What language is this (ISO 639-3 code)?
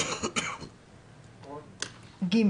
heb